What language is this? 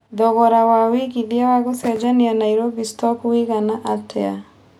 Kikuyu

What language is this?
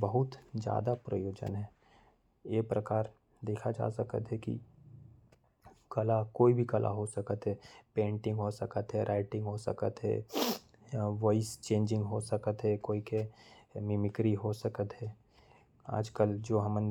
Korwa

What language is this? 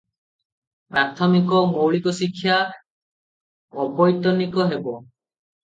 Odia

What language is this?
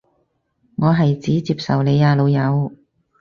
Cantonese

